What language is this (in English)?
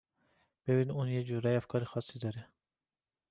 Persian